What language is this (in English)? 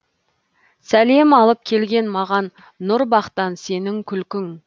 Kazakh